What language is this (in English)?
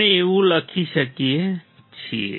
Gujarati